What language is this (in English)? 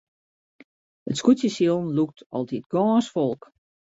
Western Frisian